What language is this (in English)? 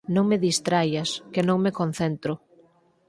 Galician